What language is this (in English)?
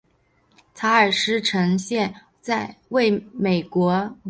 Chinese